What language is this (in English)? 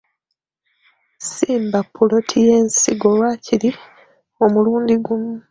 Ganda